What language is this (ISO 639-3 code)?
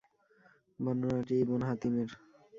ben